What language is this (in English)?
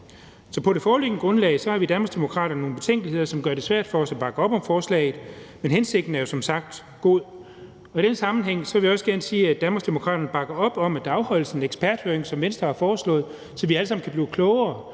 Danish